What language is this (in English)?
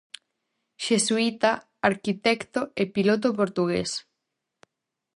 Galician